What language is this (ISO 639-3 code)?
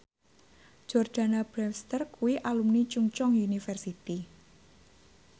jav